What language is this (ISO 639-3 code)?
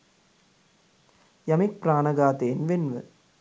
sin